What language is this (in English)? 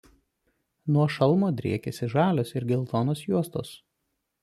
Lithuanian